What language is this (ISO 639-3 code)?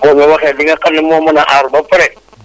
wol